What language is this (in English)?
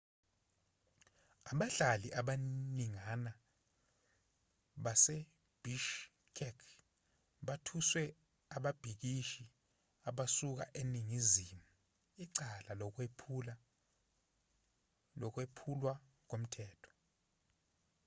Zulu